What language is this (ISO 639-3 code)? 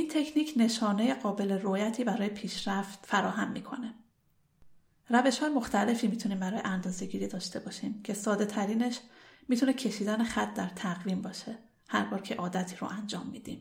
fas